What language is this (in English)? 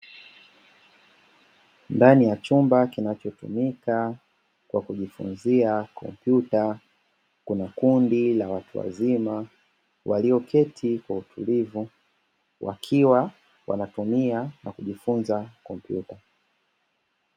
Swahili